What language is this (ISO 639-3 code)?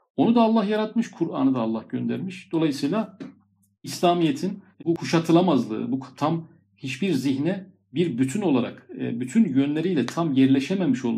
tur